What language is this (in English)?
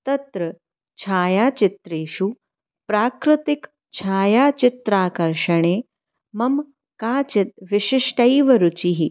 Sanskrit